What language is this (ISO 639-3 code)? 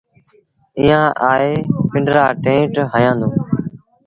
sbn